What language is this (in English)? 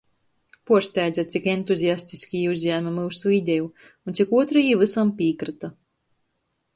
Latgalian